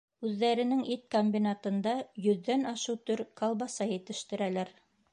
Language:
Bashkir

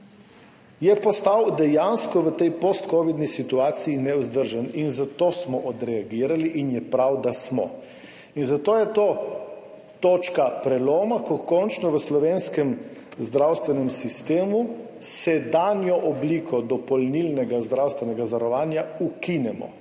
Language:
Slovenian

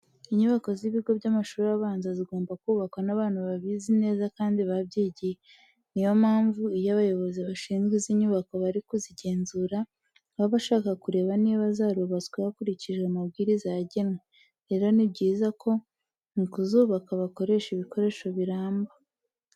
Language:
Kinyarwanda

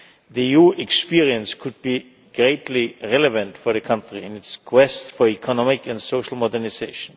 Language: English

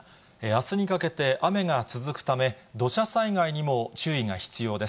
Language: Japanese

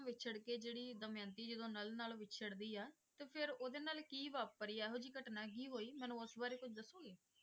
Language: Punjabi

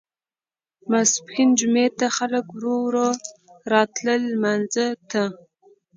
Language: Pashto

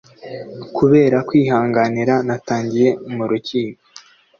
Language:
Kinyarwanda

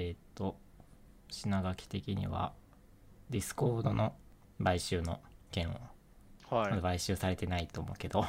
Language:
Japanese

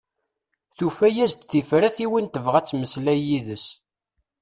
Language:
Kabyle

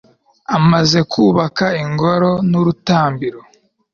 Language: Kinyarwanda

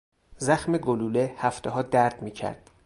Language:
Persian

